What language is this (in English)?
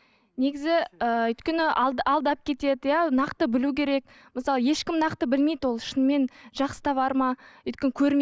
Kazakh